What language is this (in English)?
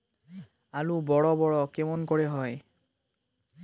Bangla